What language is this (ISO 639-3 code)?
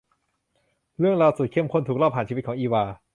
tha